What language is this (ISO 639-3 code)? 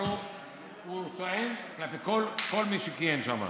heb